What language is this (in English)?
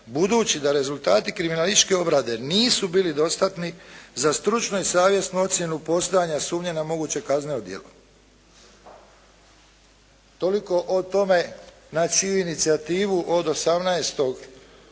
Croatian